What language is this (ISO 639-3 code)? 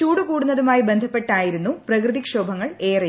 mal